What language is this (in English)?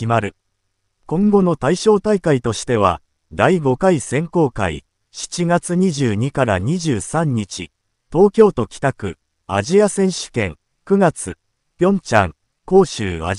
Japanese